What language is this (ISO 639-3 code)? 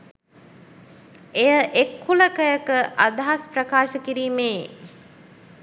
sin